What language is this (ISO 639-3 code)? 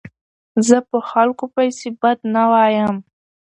pus